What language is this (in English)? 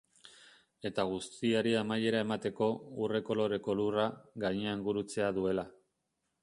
Basque